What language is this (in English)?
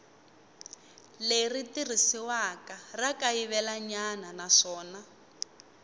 Tsonga